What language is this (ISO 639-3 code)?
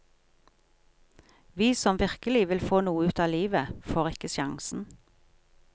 nor